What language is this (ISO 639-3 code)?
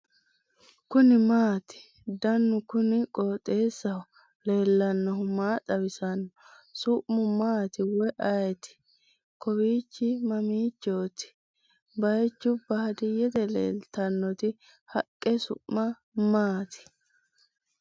sid